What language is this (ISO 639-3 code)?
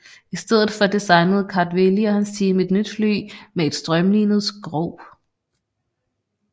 dan